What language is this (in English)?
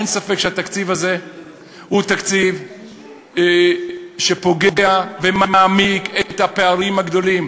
Hebrew